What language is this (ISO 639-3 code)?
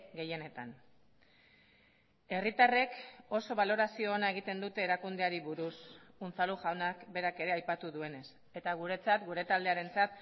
eus